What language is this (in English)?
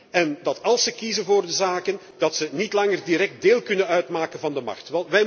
Dutch